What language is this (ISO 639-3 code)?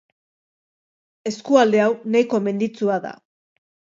eus